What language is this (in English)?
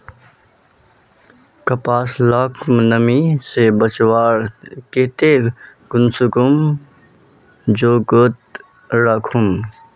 Magahi